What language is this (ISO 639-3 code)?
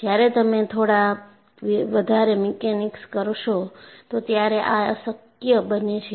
guj